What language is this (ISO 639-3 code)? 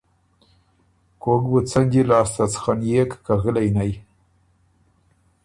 oru